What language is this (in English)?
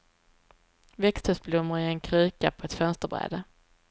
Swedish